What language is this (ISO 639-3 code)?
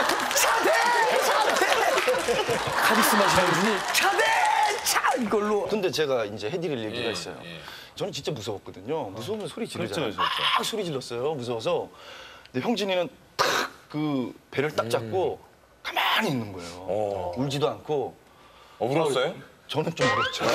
kor